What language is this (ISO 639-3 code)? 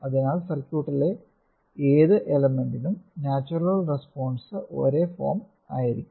mal